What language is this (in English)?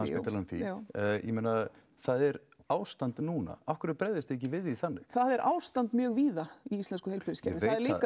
Icelandic